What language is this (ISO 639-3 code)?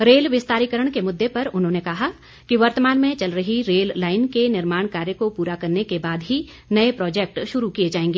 hin